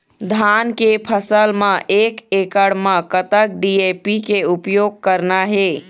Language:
Chhattisgarhi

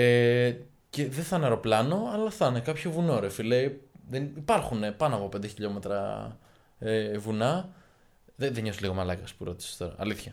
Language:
Greek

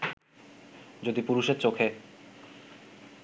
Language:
Bangla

